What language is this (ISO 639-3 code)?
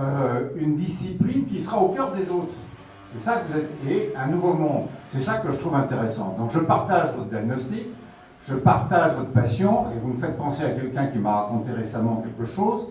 fra